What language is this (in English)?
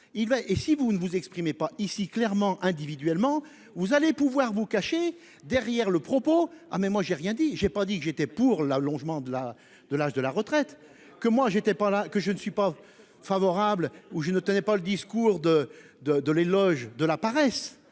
French